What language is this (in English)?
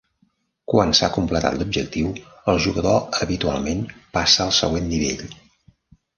Catalan